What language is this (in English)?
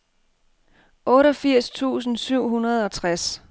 Danish